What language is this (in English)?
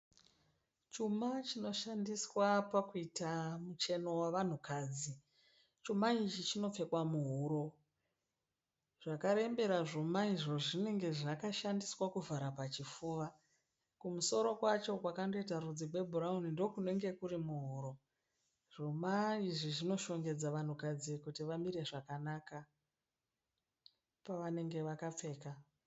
Shona